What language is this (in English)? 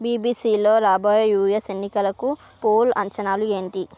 Telugu